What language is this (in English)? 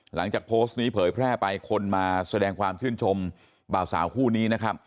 Thai